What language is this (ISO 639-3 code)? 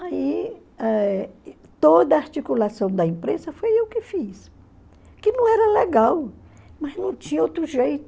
por